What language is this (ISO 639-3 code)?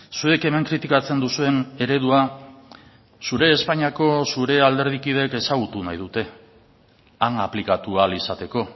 eus